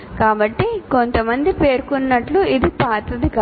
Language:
Telugu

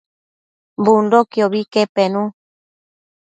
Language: Matsés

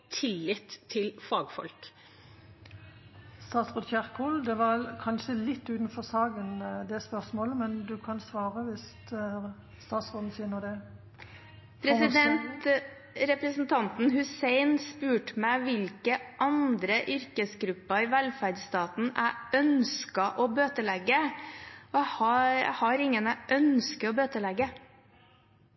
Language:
Norwegian Bokmål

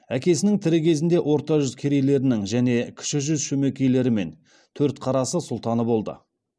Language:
Kazakh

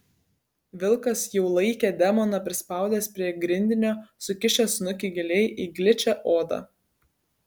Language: Lithuanian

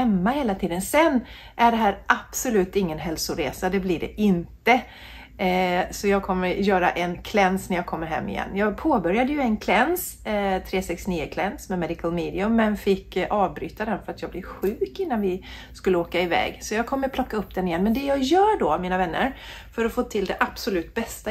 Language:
Swedish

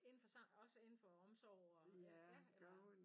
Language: Danish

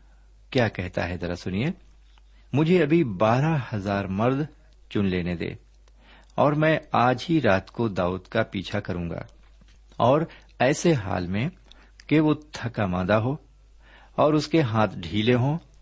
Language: Urdu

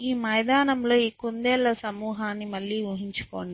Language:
Telugu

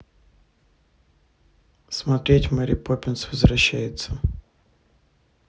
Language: Russian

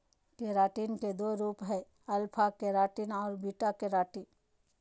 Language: Magahi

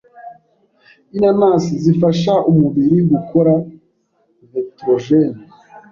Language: Kinyarwanda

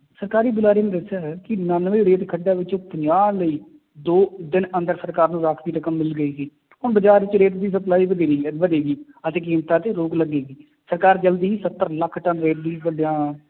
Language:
Punjabi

